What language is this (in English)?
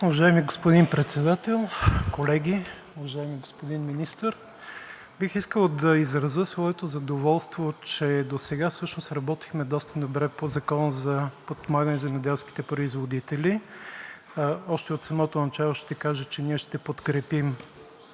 Bulgarian